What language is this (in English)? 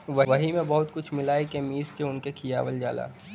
Bhojpuri